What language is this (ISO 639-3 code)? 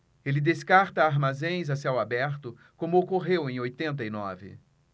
por